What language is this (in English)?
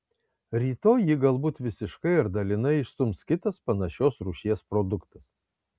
Lithuanian